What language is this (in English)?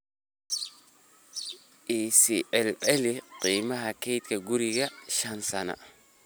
Somali